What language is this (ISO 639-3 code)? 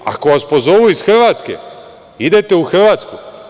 srp